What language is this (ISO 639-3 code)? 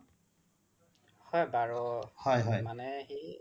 asm